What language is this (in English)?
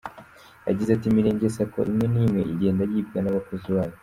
Kinyarwanda